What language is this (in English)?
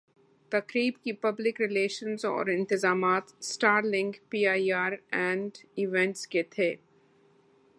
Urdu